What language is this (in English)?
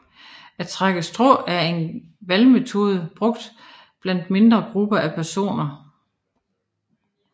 Danish